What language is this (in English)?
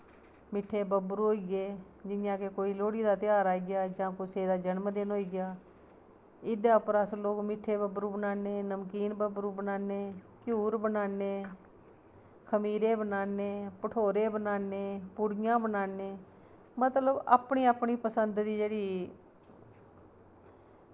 Dogri